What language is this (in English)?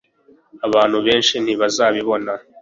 Kinyarwanda